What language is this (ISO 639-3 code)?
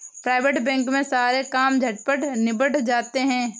hin